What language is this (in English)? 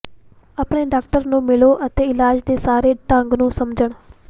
Punjabi